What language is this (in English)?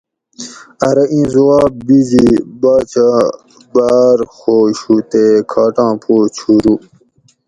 Gawri